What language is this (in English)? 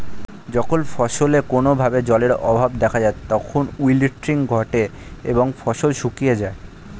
Bangla